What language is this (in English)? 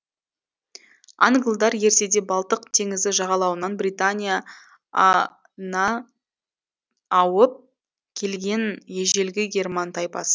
Kazakh